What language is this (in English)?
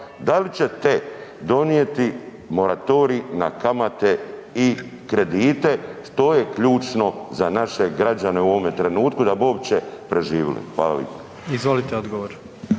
Croatian